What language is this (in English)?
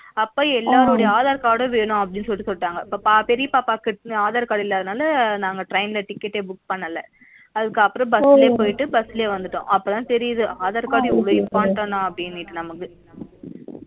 Tamil